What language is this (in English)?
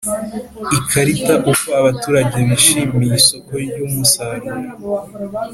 Kinyarwanda